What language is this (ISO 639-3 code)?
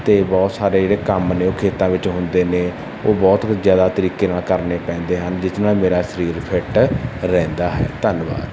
pan